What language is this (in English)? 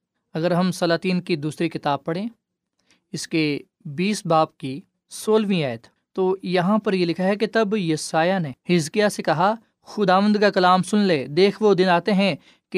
Urdu